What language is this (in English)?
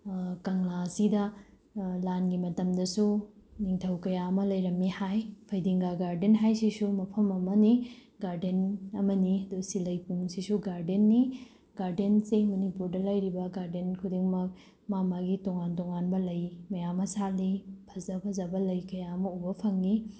Manipuri